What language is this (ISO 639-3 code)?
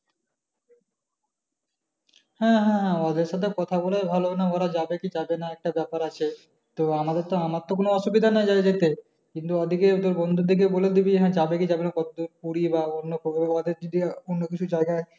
ben